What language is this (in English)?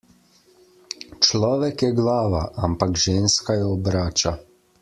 Slovenian